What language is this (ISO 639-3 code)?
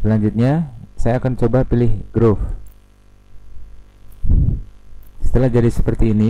ind